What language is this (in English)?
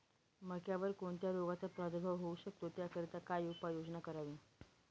Marathi